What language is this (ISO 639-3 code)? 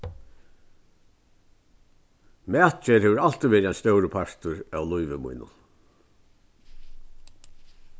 fao